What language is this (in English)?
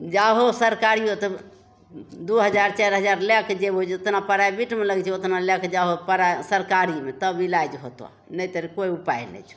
Maithili